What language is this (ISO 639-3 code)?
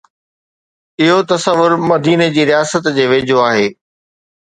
snd